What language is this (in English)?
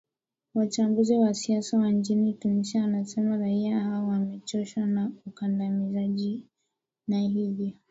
Swahili